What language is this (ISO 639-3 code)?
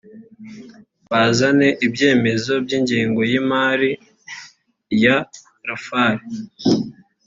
kin